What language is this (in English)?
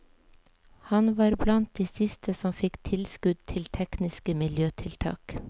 Norwegian